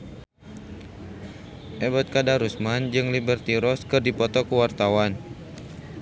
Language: Sundanese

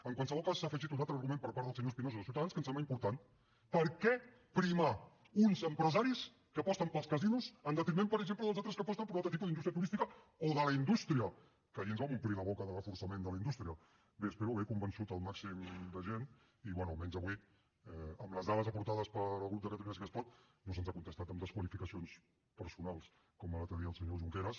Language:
Catalan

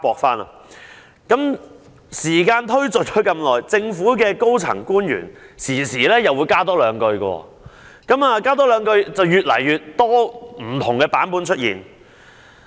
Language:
Cantonese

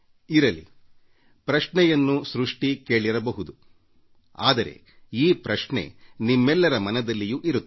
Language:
Kannada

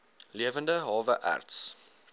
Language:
Afrikaans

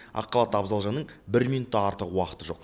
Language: Kazakh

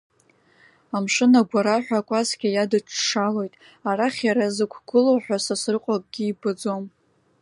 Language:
Abkhazian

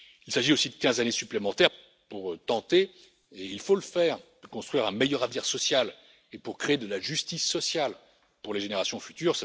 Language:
French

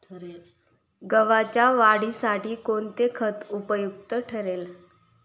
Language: Marathi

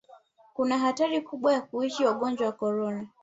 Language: Swahili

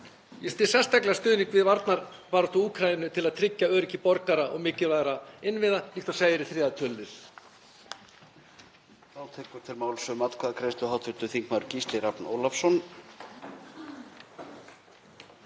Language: Icelandic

